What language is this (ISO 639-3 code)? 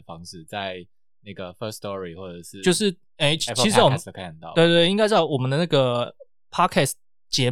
zho